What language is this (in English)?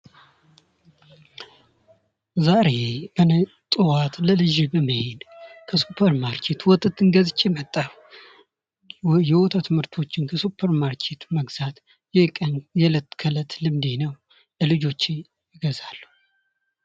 Amharic